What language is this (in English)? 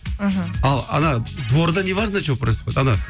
Kazakh